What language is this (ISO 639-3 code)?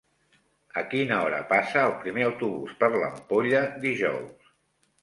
cat